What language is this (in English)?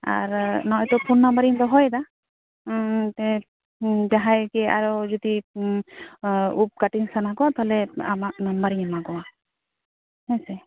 Santali